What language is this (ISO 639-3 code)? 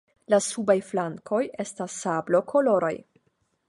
epo